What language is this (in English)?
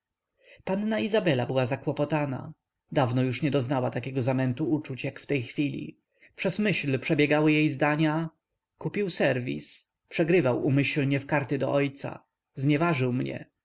Polish